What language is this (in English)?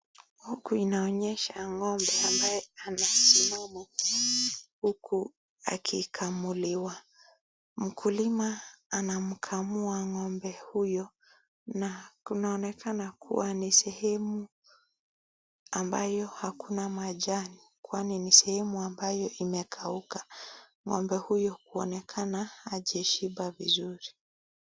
Swahili